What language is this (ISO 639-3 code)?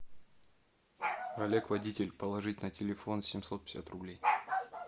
rus